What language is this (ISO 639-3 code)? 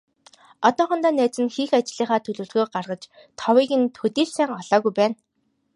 mon